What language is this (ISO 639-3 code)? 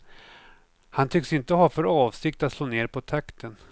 swe